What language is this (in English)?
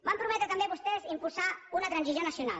Catalan